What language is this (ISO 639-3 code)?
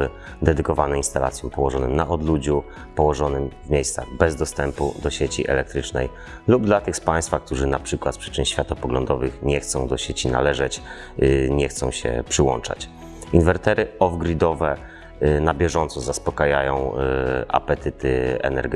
pol